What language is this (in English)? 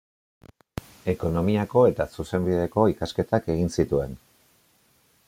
Basque